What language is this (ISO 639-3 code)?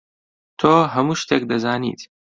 ckb